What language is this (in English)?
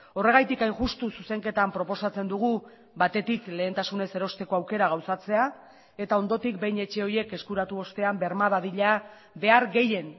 Basque